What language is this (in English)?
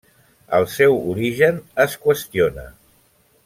Catalan